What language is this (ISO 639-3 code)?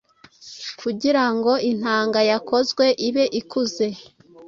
kin